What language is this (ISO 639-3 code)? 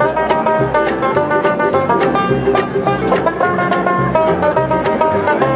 ces